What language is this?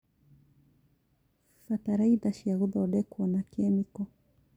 Kikuyu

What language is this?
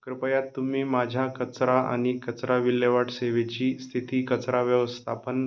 Marathi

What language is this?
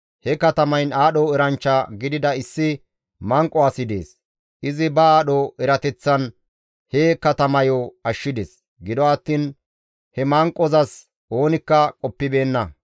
Gamo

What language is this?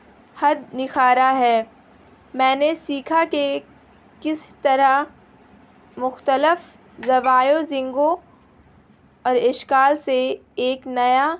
Urdu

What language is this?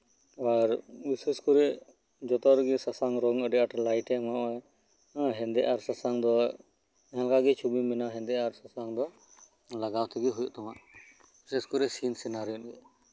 Santali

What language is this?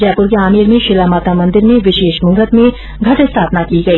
Hindi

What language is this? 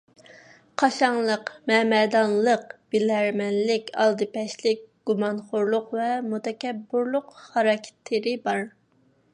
Uyghur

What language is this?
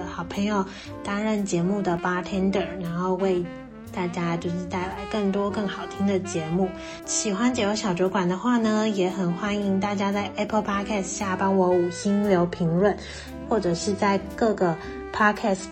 Chinese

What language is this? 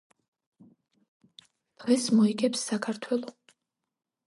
Georgian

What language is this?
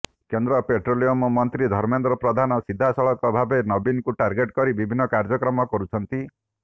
Odia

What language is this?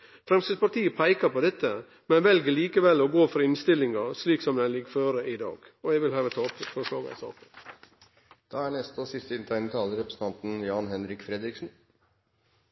Norwegian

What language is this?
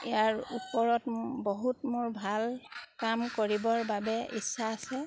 Assamese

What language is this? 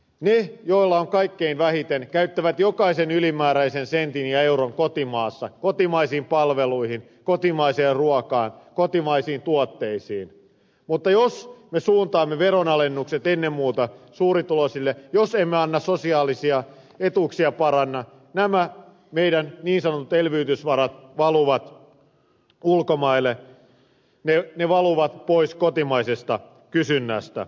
Finnish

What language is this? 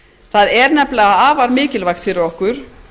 Icelandic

